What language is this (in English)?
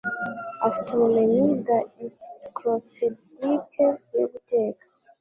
Kinyarwanda